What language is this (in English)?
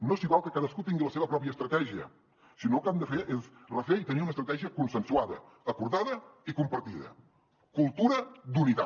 Catalan